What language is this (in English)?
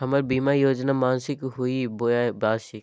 Magahi